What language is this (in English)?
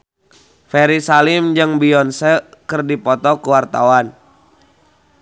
Sundanese